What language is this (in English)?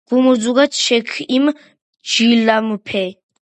Georgian